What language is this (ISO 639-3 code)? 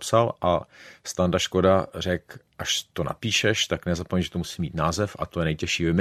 ces